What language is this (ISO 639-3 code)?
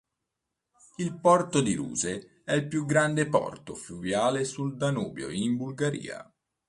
ita